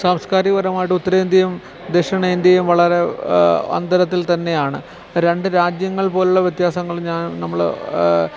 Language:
Malayalam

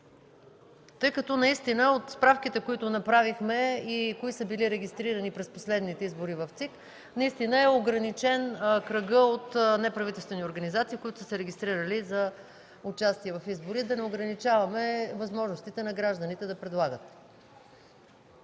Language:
Bulgarian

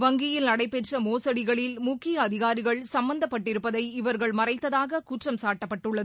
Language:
Tamil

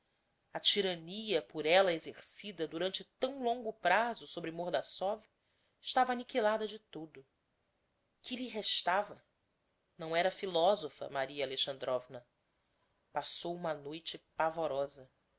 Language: Portuguese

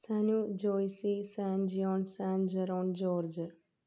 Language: Malayalam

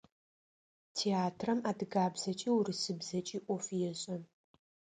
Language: Adyghe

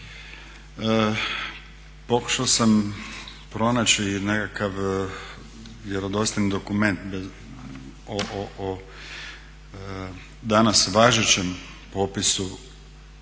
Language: Croatian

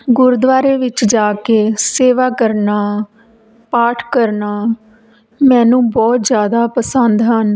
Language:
Punjabi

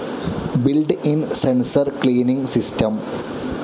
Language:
Malayalam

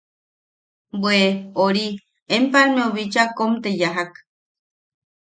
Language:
Yaqui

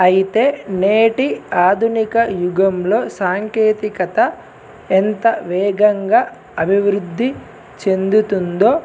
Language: Telugu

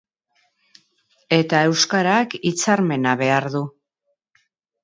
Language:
Basque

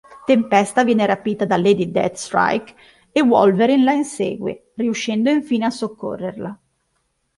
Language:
Italian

